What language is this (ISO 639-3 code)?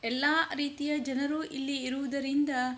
kan